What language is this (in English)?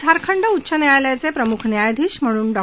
Marathi